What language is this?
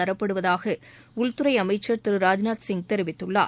Tamil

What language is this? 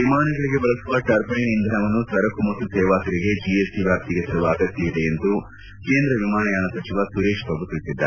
Kannada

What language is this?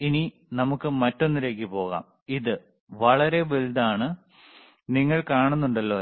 Malayalam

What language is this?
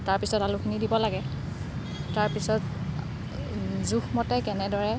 Assamese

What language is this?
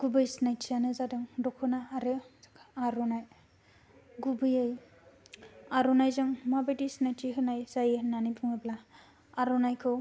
Bodo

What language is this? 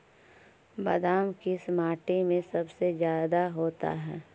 Magahi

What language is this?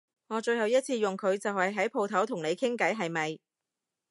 Cantonese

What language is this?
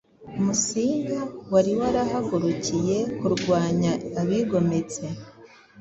Kinyarwanda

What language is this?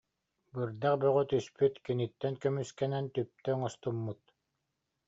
Yakut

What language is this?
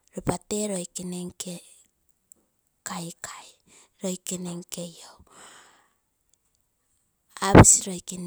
Terei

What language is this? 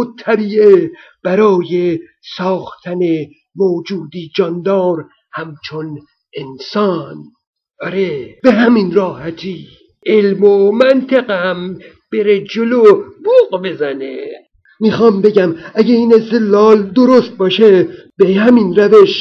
Persian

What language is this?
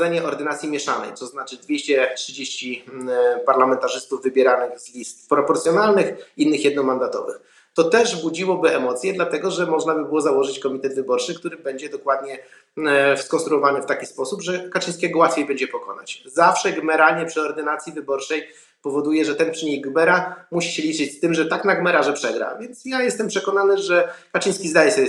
Polish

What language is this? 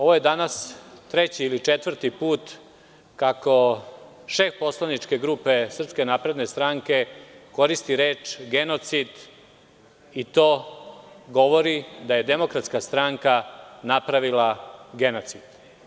Serbian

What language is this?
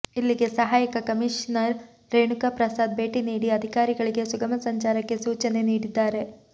Kannada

